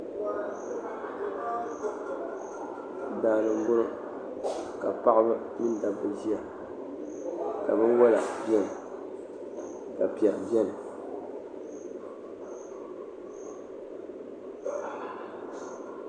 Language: Dagbani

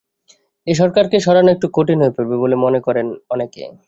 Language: Bangla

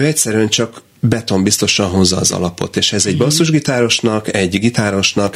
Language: Hungarian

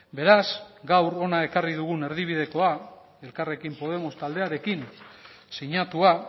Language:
Basque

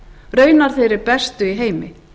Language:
Icelandic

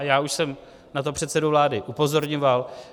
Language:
Czech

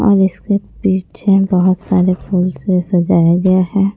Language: Hindi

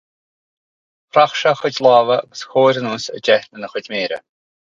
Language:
Irish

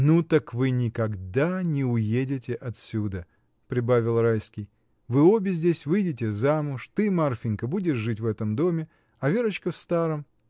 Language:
Russian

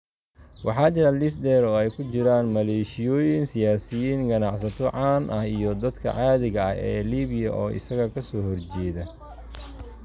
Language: Somali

